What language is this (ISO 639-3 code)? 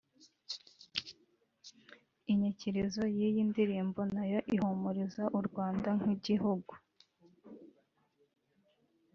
kin